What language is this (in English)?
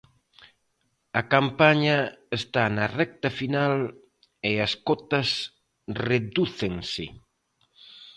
Galician